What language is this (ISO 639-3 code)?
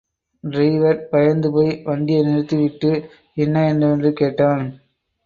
tam